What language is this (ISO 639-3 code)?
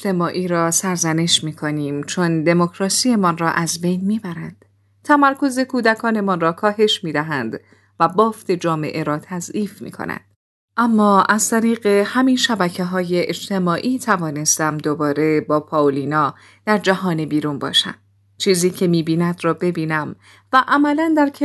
fas